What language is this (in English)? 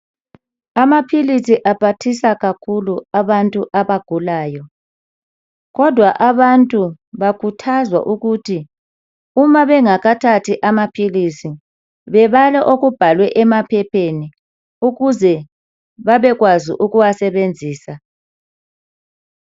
North Ndebele